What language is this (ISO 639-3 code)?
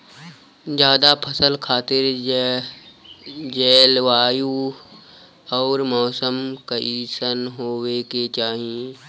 bho